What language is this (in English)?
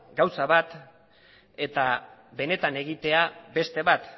Basque